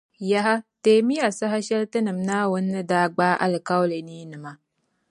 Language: Dagbani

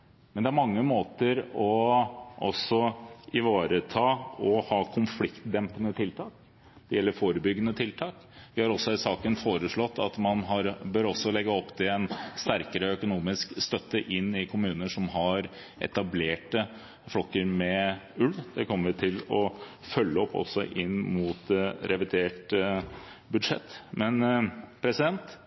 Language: Norwegian Bokmål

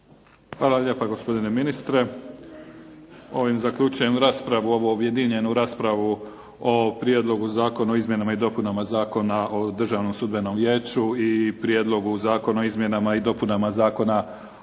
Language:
Croatian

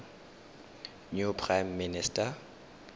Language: Tswana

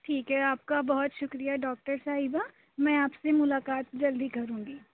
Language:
Urdu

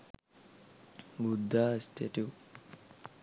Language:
Sinhala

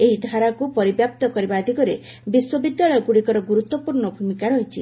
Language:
Odia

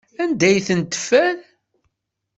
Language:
Kabyle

